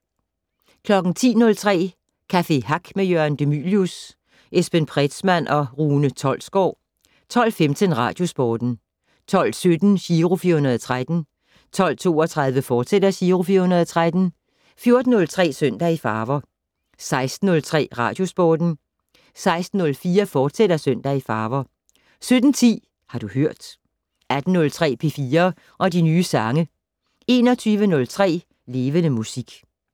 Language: Danish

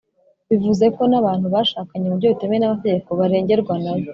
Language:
Kinyarwanda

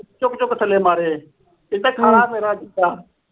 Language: Punjabi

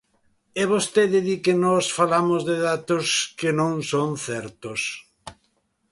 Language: Galician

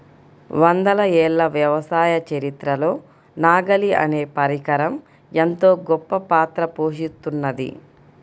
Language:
Telugu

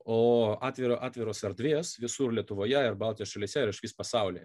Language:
Lithuanian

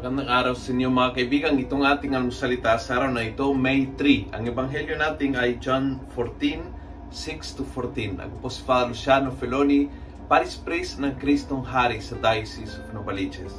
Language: Filipino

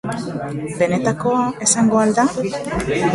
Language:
Basque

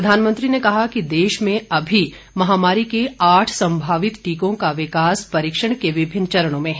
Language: Hindi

